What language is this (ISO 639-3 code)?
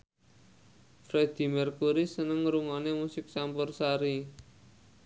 jav